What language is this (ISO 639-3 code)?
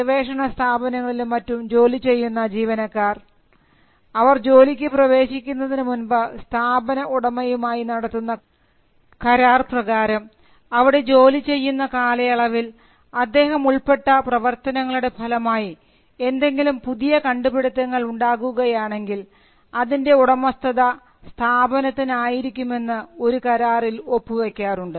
mal